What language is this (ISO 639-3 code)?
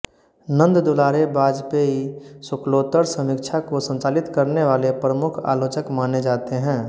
hin